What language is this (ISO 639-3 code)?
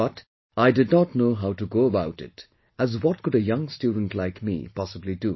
eng